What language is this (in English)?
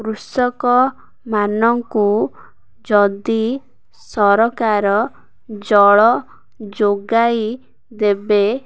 Odia